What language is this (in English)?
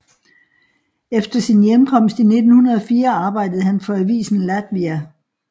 Danish